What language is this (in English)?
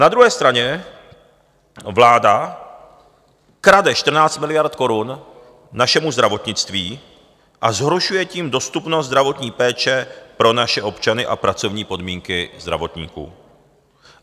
Czech